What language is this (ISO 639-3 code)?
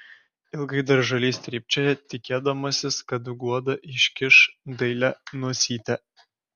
lit